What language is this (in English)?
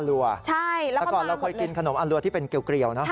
Thai